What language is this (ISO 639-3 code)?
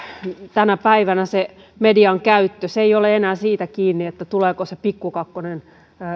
fin